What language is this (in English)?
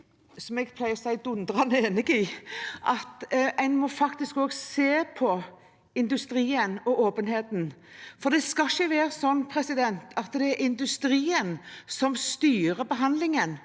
Norwegian